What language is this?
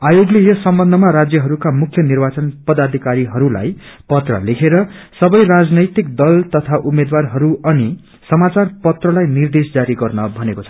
Nepali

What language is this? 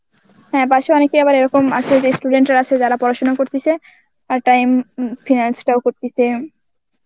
Bangla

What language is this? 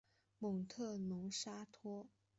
Chinese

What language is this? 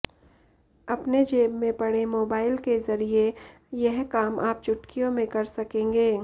Hindi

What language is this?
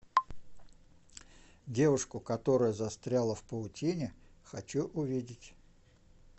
Russian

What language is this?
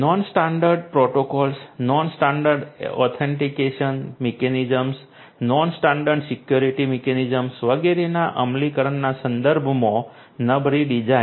Gujarati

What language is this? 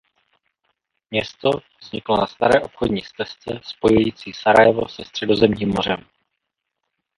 Czech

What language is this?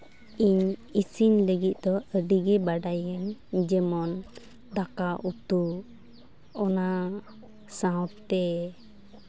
Santali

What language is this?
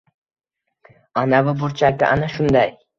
Uzbek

